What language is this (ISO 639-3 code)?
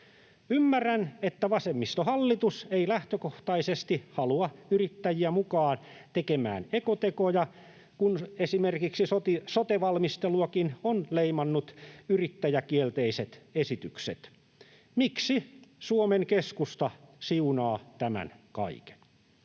fin